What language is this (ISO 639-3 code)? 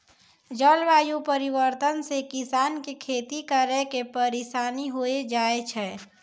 mai